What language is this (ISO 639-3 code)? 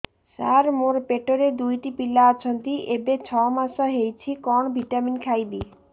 ori